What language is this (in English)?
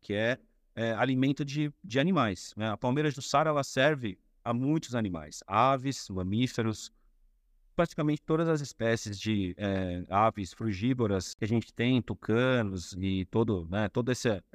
Portuguese